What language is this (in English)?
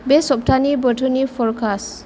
Bodo